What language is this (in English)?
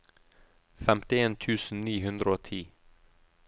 Norwegian